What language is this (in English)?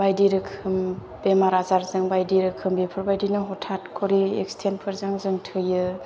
Bodo